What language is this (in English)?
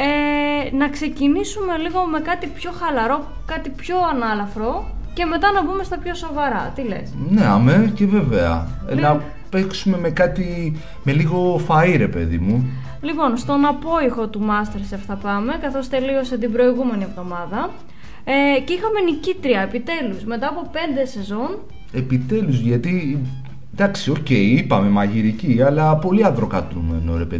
Greek